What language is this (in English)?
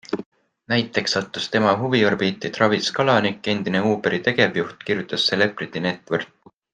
Estonian